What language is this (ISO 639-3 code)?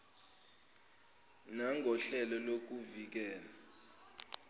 zul